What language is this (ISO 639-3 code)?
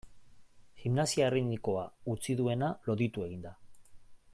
eus